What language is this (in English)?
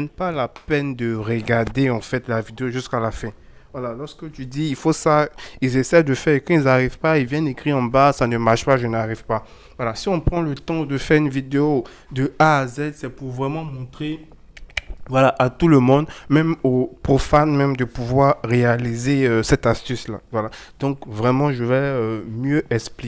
French